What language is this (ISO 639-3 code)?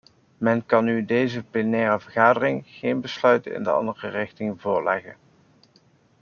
nld